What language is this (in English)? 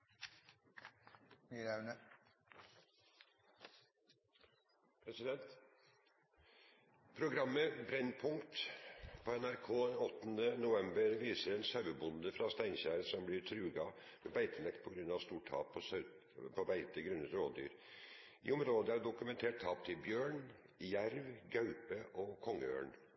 Norwegian Nynorsk